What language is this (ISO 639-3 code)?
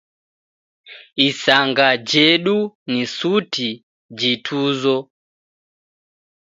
dav